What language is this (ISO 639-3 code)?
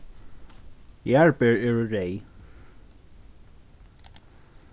fao